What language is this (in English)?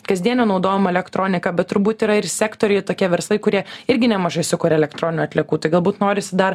Lithuanian